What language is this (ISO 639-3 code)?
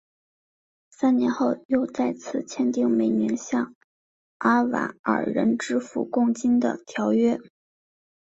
zho